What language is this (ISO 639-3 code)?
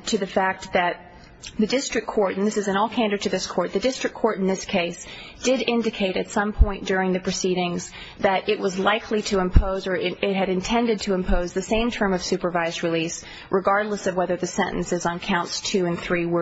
eng